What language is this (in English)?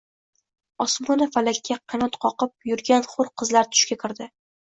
Uzbek